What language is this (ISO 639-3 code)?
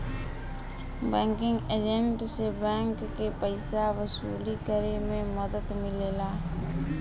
bho